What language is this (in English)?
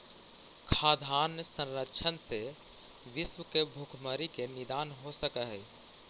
Magahi